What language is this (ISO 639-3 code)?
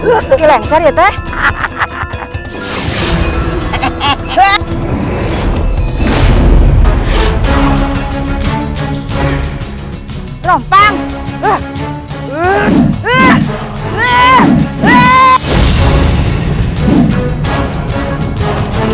ind